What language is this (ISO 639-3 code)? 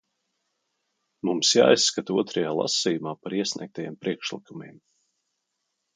lav